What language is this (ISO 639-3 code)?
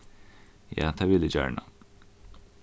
fao